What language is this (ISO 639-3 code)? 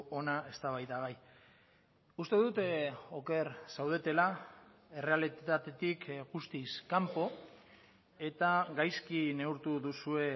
eus